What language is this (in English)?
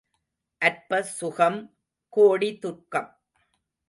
Tamil